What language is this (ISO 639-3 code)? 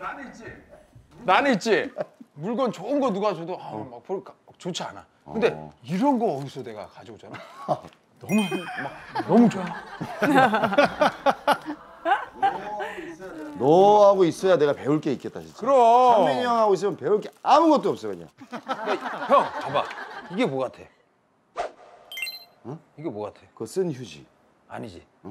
kor